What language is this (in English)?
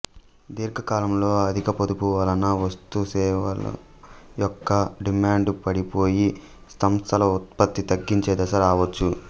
Telugu